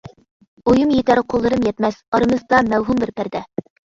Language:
Uyghur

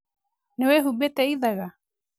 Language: Kikuyu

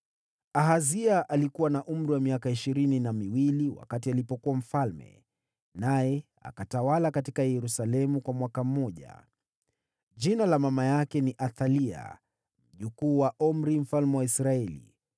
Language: Swahili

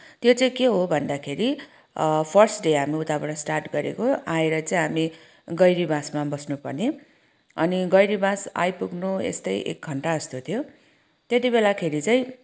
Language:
Nepali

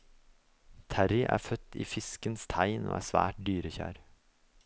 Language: Norwegian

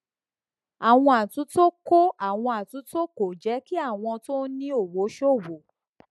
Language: Yoruba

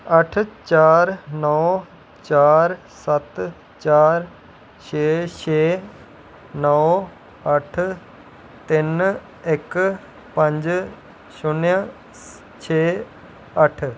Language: Dogri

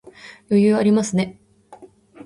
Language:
Japanese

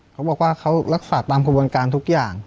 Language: Thai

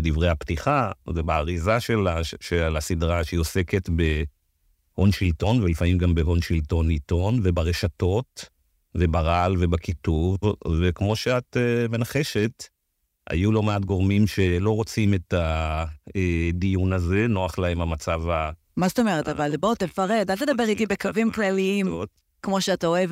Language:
Hebrew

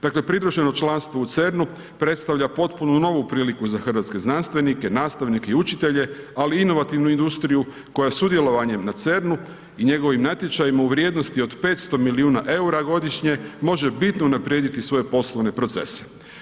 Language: Croatian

